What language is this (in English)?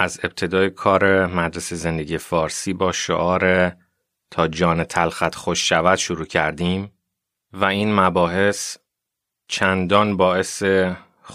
Persian